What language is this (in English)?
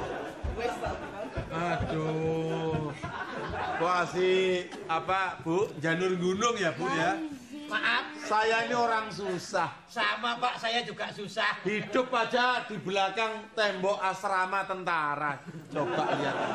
Indonesian